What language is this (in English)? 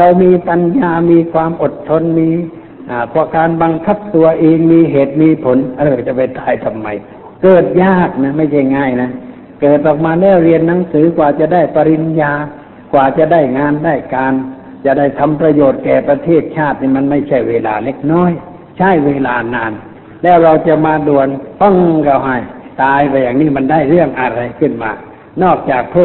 Thai